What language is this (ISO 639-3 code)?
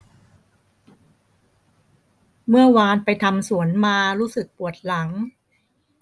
tha